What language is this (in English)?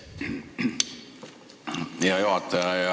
Estonian